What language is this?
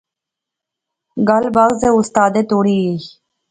Pahari-Potwari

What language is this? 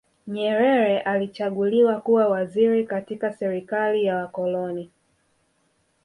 Swahili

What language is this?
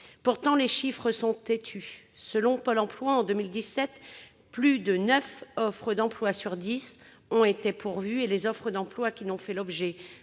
French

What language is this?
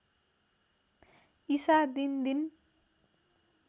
Nepali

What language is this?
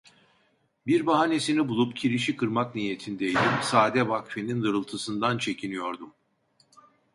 Turkish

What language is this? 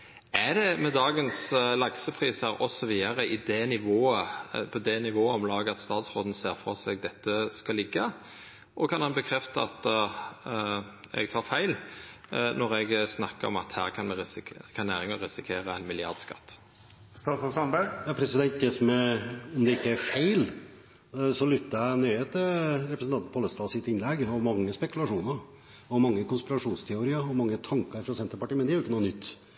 Norwegian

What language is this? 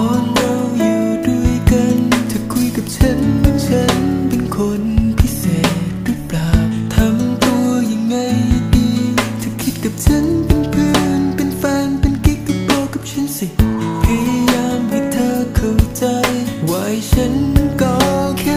Thai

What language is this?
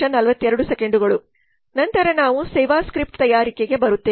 Kannada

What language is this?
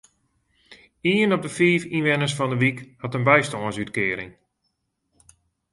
Western Frisian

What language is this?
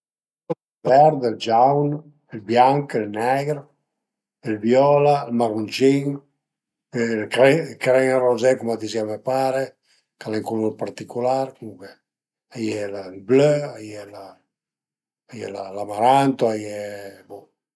Piedmontese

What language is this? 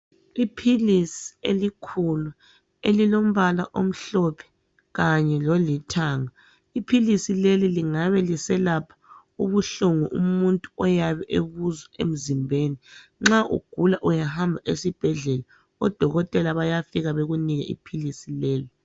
North Ndebele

